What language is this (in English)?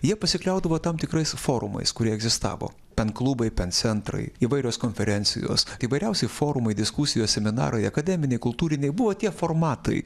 Lithuanian